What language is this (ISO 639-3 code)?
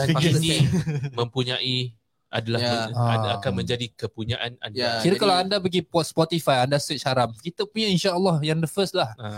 msa